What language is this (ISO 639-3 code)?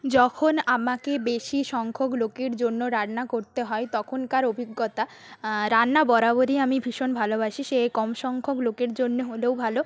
ben